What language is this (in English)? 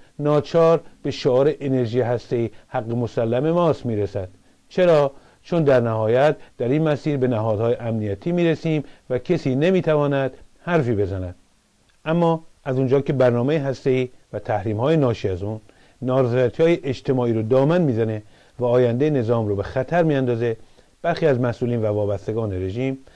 Persian